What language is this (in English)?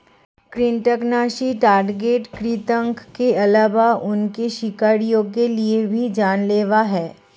Hindi